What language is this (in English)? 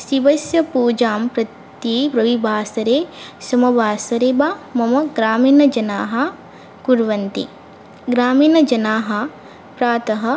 Sanskrit